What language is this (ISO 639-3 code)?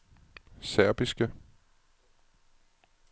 dan